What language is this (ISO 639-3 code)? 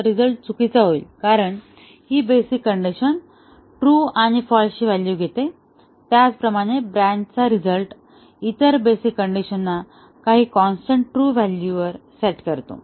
mar